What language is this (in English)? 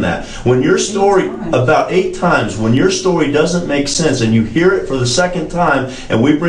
Persian